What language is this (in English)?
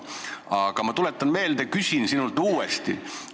Estonian